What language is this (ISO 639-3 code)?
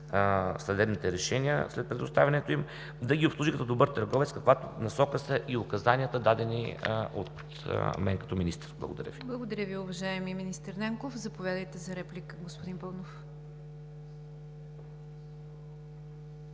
bul